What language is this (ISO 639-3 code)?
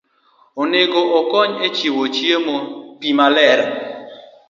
luo